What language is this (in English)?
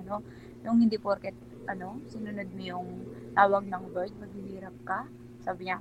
Filipino